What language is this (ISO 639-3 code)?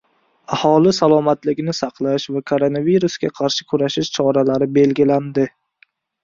uzb